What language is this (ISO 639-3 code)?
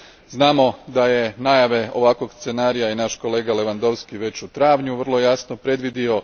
hrv